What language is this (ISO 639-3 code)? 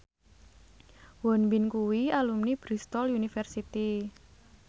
jav